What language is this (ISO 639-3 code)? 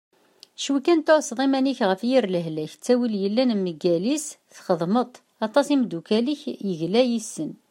kab